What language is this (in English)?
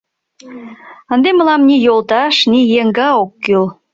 Mari